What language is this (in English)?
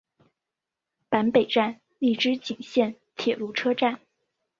Chinese